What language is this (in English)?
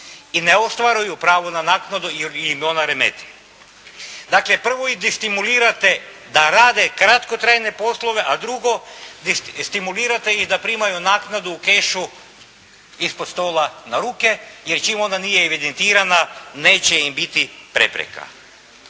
Croatian